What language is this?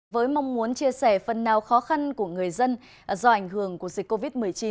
Vietnamese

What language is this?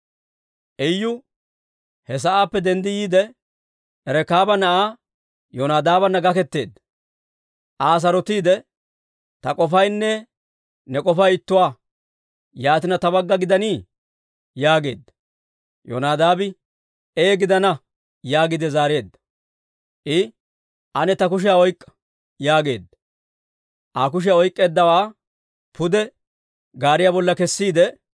Dawro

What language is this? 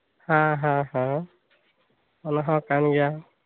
Santali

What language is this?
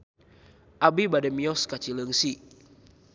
Sundanese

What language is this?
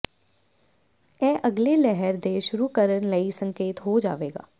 Punjabi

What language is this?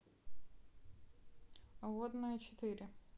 Russian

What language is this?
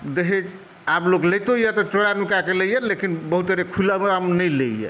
Maithili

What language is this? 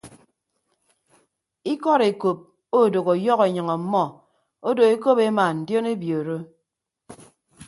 Ibibio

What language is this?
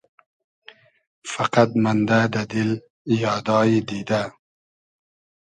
Hazaragi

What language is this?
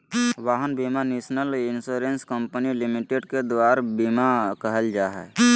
Magahi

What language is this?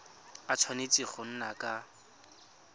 Tswana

